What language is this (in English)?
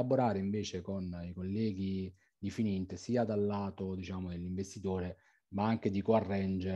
Italian